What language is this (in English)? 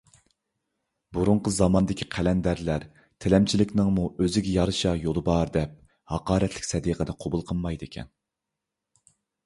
Uyghur